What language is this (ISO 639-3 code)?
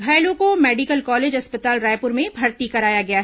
hin